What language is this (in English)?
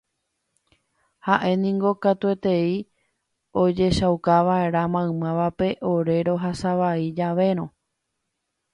Guarani